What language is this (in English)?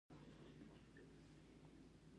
Pashto